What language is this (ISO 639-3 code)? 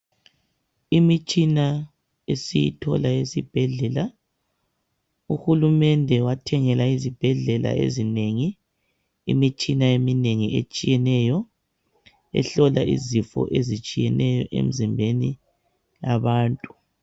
nde